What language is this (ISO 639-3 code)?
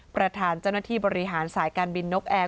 tha